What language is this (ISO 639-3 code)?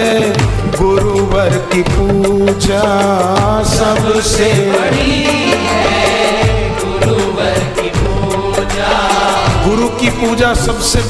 hin